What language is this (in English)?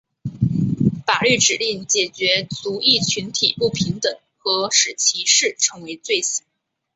Chinese